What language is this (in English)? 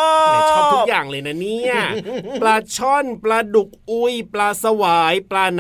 Thai